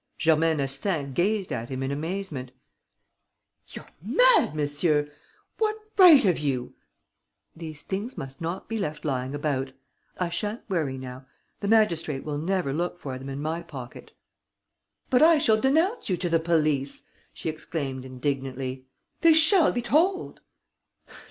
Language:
English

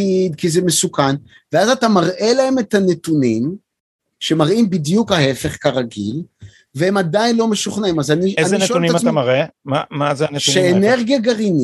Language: Hebrew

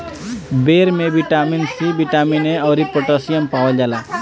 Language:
Bhojpuri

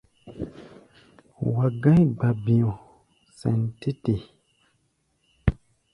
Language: Gbaya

